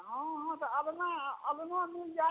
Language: Maithili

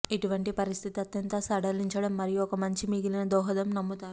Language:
Telugu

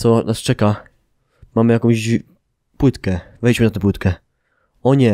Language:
Polish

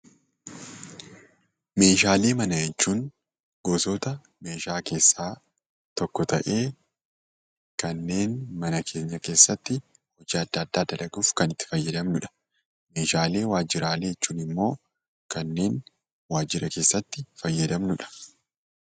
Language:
Oromo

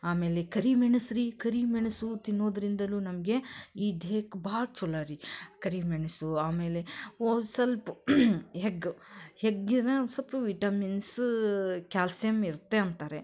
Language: Kannada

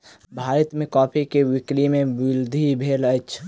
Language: Maithili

